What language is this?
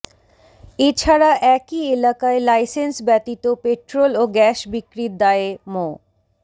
Bangla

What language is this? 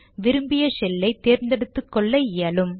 Tamil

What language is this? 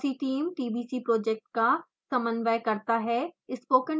Hindi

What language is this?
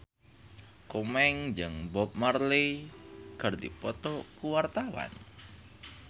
Sundanese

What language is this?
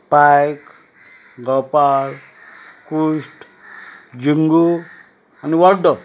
Konkani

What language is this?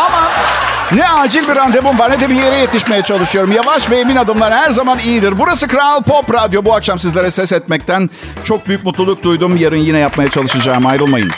Turkish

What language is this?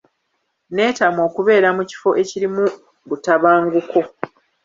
Ganda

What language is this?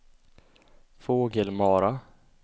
Swedish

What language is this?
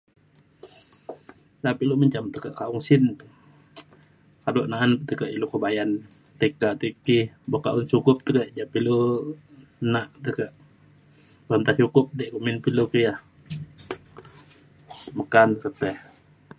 Mainstream Kenyah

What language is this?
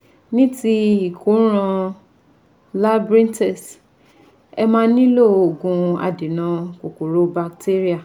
Yoruba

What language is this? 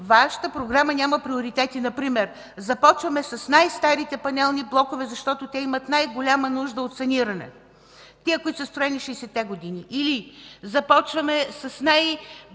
Bulgarian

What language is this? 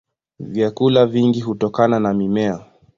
Swahili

